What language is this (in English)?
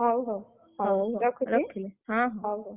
Odia